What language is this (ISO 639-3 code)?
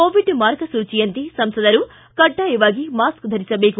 kan